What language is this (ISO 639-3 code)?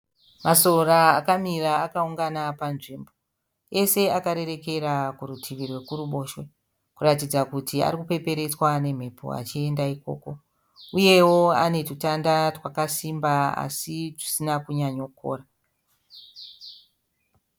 sna